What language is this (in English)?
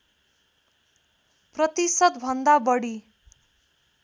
Nepali